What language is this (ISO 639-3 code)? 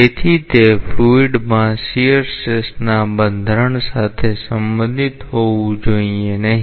guj